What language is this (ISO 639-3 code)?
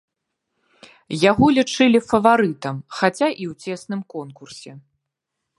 bel